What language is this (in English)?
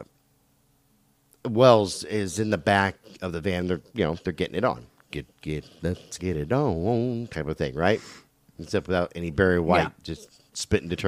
English